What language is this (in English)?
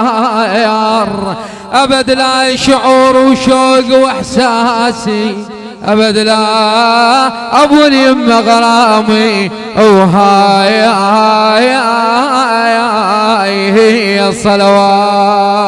Arabic